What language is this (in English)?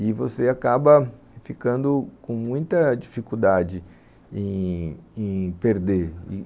Portuguese